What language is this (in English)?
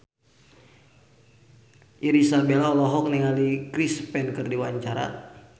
Sundanese